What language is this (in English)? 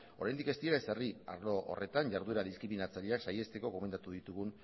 Basque